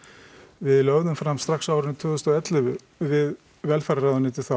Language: Icelandic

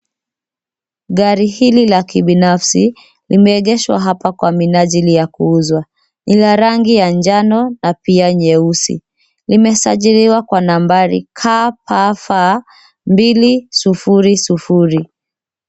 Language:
Swahili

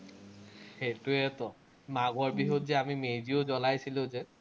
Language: Assamese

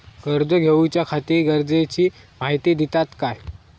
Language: Marathi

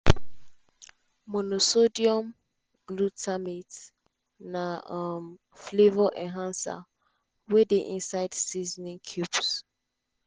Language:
Nigerian Pidgin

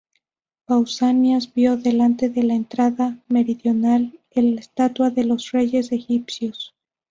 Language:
Spanish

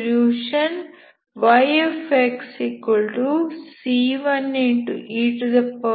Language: Kannada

